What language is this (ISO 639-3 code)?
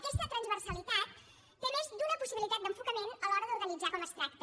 cat